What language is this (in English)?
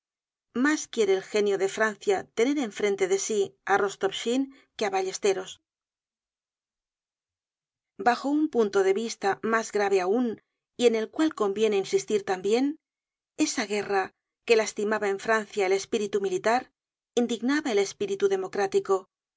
Spanish